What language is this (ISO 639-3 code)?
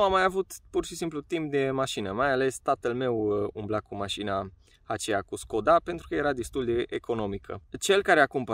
ron